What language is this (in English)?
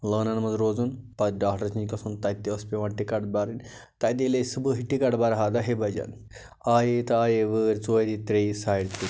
Kashmiri